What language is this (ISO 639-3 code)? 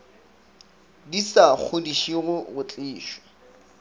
nso